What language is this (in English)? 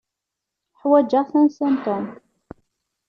Kabyle